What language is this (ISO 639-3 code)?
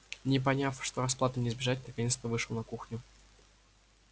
rus